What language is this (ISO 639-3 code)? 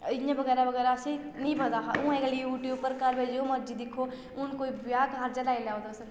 doi